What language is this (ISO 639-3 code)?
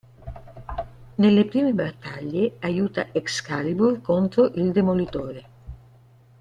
ita